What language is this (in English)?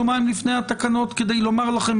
Hebrew